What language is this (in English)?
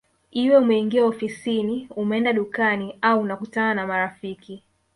Swahili